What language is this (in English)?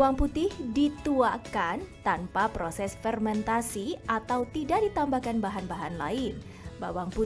Indonesian